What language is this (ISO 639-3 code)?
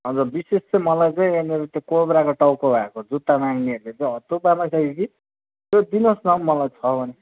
nep